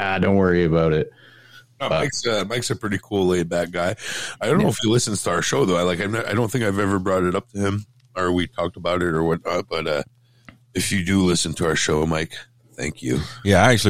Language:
English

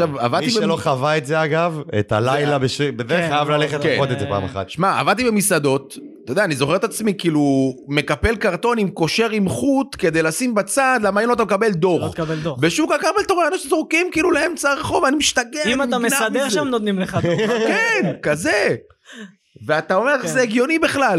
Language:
Hebrew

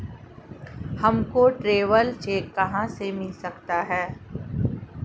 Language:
Hindi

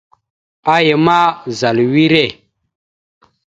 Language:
Mada (Cameroon)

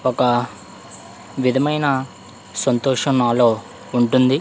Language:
Telugu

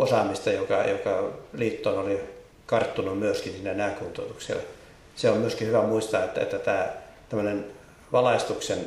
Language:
Finnish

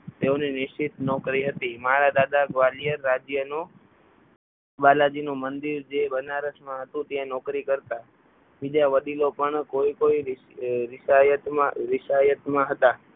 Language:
Gujarati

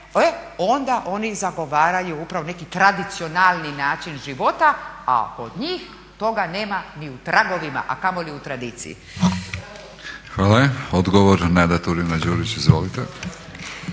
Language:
Croatian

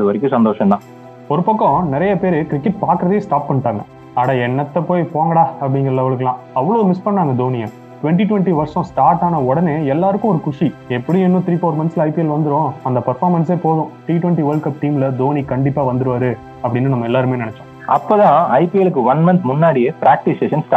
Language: Tamil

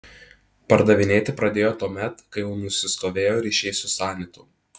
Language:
Lithuanian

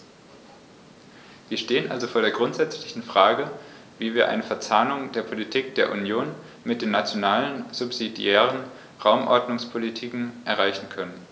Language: German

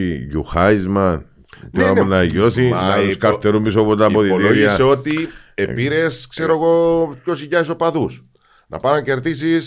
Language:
Greek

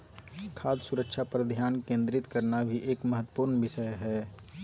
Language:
Magahi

